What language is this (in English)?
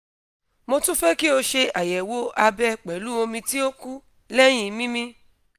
Yoruba